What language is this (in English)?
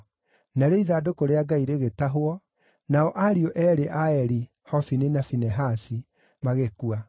Kikuyu